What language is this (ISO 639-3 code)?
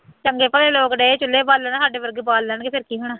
pan